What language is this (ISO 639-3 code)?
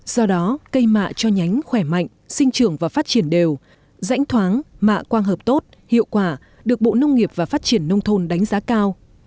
vie